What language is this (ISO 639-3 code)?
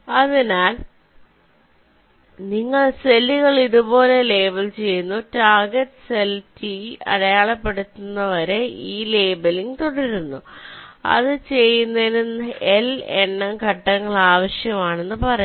mal